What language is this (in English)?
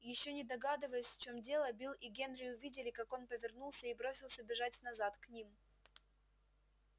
Russian